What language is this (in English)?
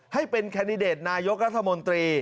Thai